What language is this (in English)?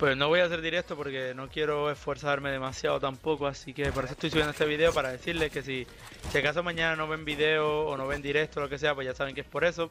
Spanish